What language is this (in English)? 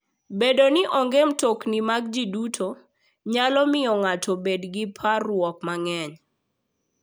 Luo (Kenya and Tanzania)